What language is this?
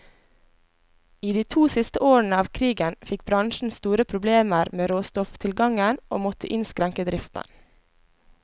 Norwegian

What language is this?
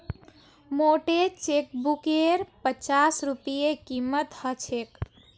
Magahi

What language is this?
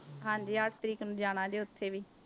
Punjabi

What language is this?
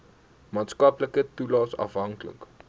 Afrikaans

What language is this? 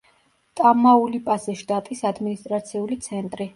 Georgian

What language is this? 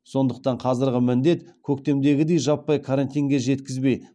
Kazakh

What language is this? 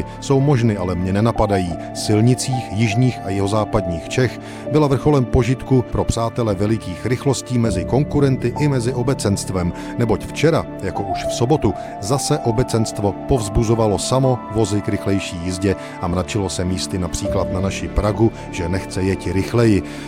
Czech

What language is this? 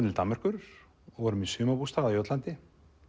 Icelandic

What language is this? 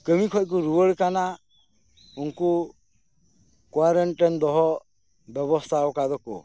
Santali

